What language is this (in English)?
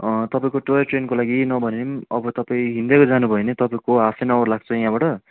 Nepali